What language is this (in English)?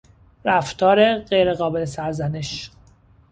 Persian